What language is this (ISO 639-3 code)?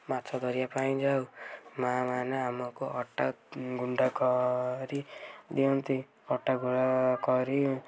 ori